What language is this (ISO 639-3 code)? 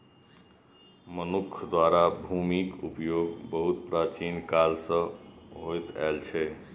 mai